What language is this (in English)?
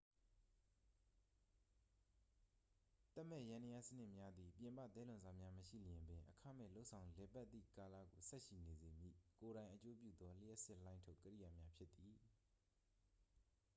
Burmese